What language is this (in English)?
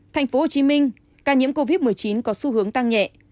Vietnamese